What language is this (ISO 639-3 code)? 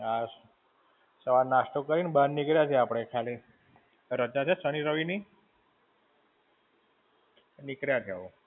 guj